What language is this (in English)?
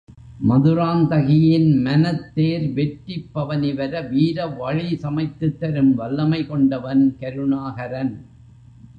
Tamil